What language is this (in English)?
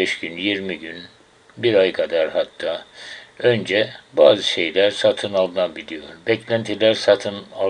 Turkish